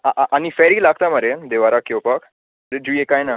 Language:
Konkani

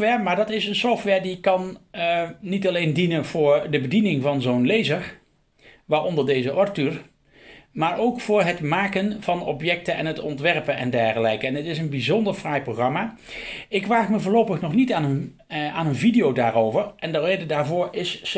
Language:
Dutch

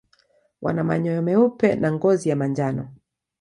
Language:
Swahili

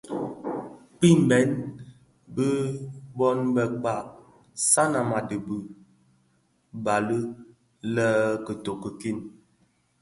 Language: Bafia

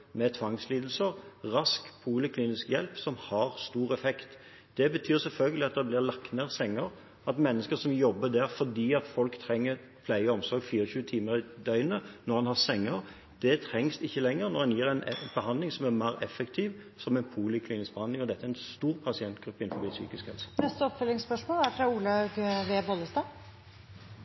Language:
Norwegian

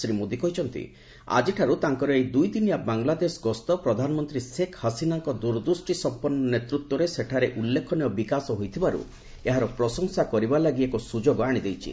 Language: Odia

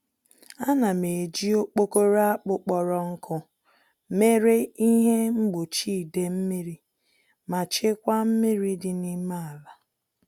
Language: Igbo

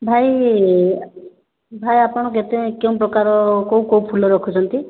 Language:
Odia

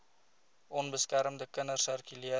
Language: Afrikaans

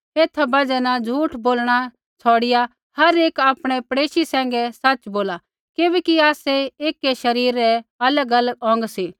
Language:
Kullu Pahari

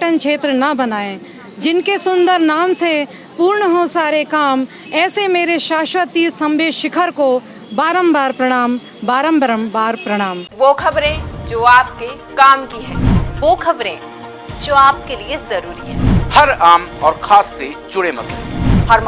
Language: Hindi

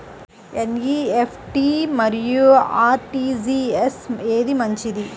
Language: Telugu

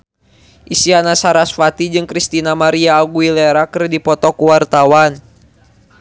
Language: Sundanese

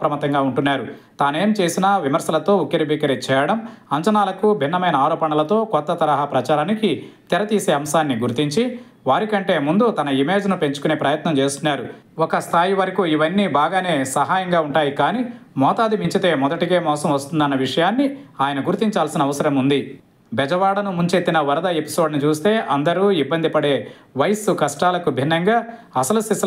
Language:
Telugu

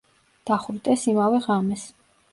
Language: Georgian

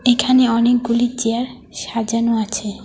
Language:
Bangla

